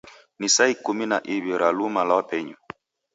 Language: Taita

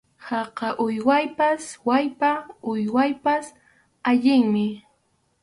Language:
Arequipa-La Unión Quechua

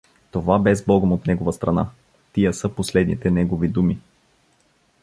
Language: Bulgarian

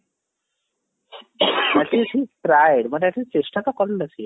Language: Odia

